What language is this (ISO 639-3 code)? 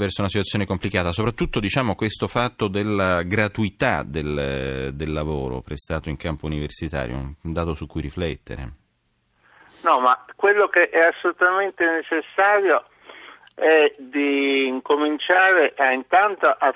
ita